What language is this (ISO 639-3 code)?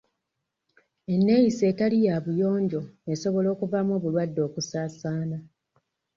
lug